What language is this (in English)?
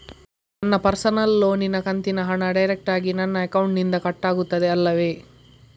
Kannada